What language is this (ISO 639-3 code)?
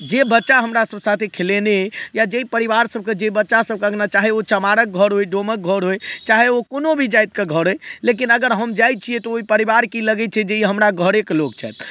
mai